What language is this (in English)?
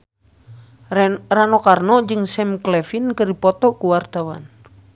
Sundanese